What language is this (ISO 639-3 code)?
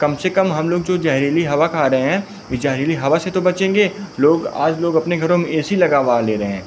hin